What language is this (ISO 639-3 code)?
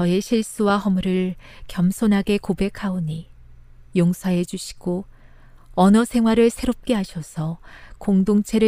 kor